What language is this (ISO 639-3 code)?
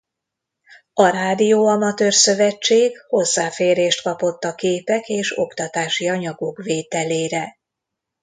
hun